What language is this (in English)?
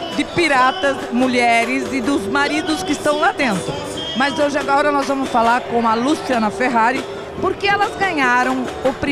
Portuguese